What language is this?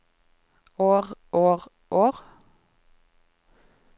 Norwegian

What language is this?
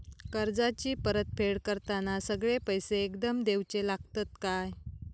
Marathi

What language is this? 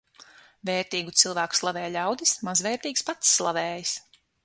Latvian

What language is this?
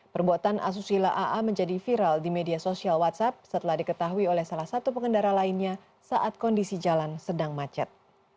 Indonesian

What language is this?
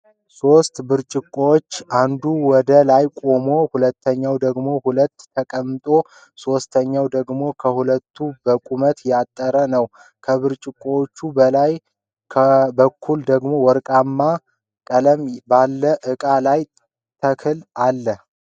Amharic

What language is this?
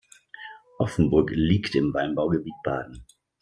German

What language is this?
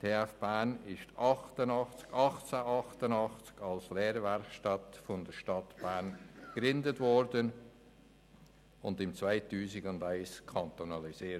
Swiss German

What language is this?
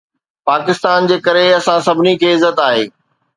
Sindhi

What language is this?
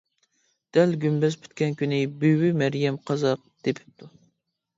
Uyghur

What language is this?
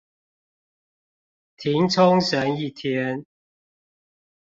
Chinese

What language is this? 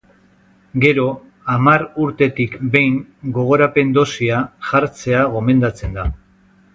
Basque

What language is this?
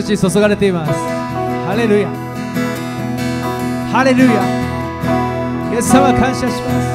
Japanese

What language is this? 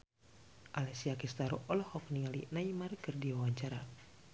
Sundanese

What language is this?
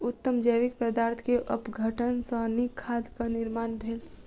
Maithili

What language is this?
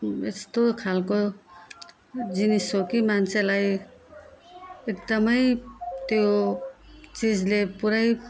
Nepali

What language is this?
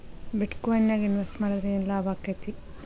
Kannada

